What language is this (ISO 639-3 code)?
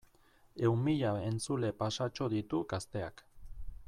eus